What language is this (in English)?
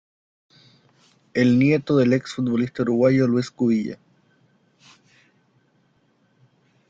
Spanish